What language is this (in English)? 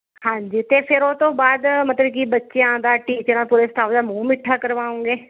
Punjabi